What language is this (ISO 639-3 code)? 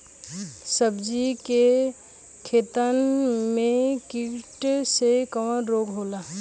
bho